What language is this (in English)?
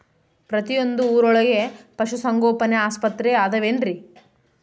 Kannada